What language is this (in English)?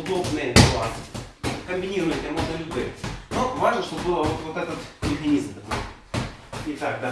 Russian